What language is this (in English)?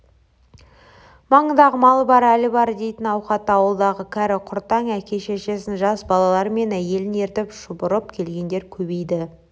Kazakh